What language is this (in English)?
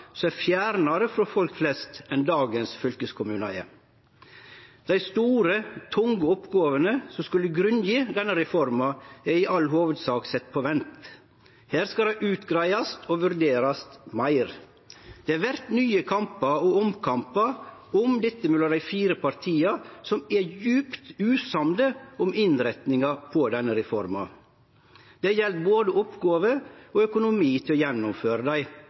Norwegian Nynorsk